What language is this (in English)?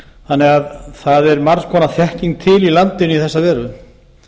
Icelandic